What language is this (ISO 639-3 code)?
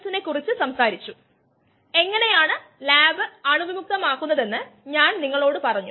mal